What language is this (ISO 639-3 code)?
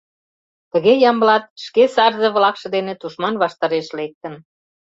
chm